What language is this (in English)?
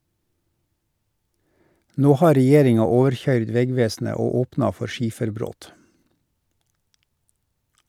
Norwegian